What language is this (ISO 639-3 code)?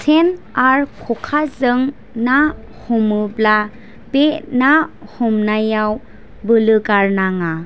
brx